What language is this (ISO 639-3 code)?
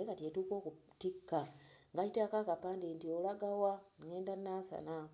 lug